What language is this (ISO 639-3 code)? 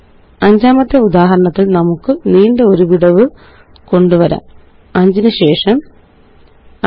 mal